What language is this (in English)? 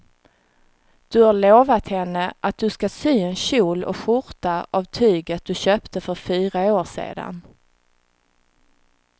Swedish